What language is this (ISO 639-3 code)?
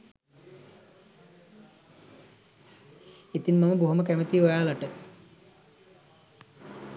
sin